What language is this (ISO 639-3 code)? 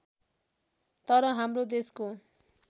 nep